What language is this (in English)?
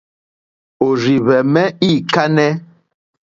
Mokpwe